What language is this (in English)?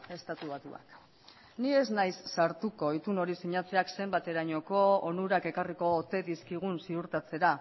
Basque